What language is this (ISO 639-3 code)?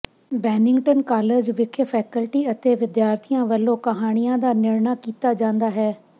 pan